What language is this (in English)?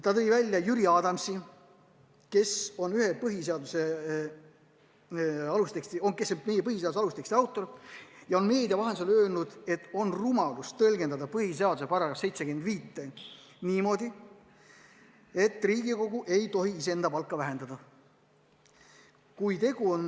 Estonian